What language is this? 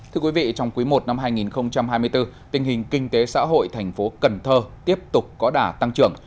Vietnamese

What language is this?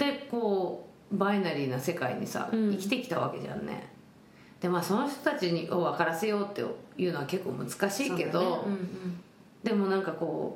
Japanese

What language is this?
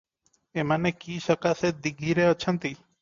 Odia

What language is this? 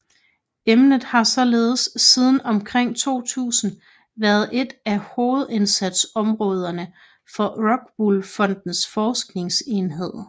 Danish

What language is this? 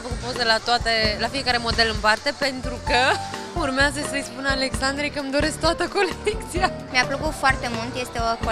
Romanian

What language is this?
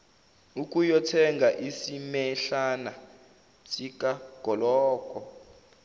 Zulu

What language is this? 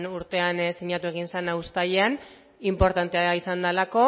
Basque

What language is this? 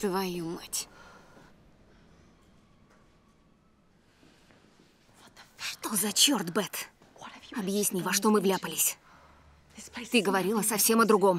Russian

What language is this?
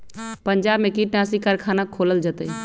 Magahi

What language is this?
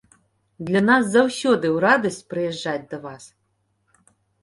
Belarusian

